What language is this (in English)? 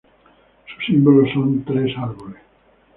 Spanish